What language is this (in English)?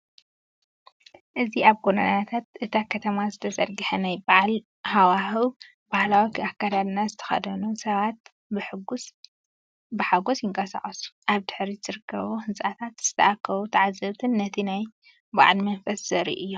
Tigrinya